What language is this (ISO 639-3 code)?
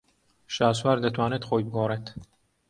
ckb